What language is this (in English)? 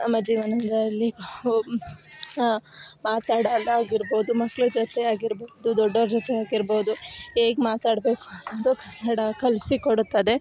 Kannada